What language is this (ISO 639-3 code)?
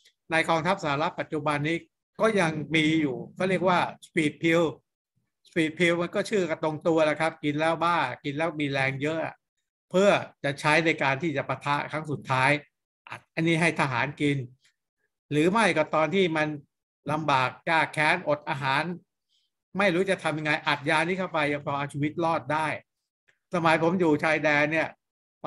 tha